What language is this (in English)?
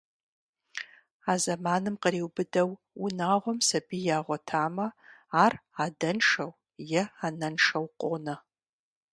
Kabardian